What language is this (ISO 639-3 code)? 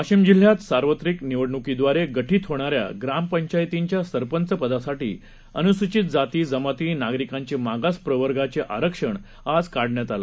mar